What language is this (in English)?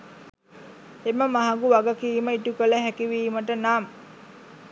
Sinhala